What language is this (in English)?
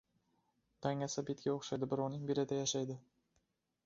Uzbek